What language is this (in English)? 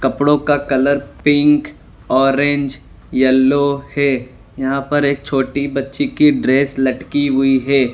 Hindi